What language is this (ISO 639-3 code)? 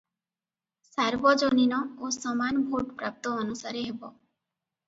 ori